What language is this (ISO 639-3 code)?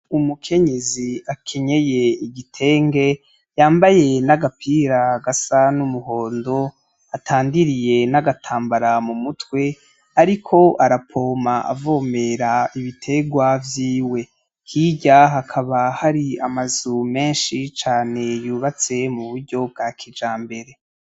run